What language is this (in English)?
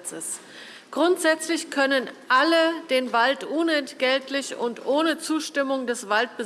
German